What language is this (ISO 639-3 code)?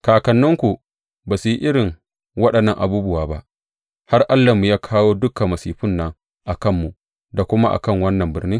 hau